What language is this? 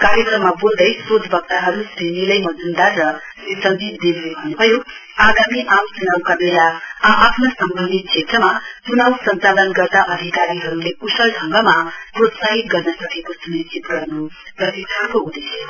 Nepali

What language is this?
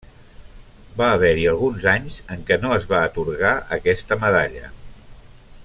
Catalan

